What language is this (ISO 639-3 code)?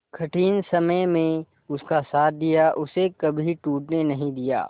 hin